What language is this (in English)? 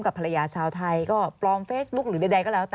Thai